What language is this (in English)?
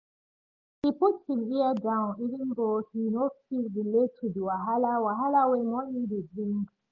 Nigerian Pidgin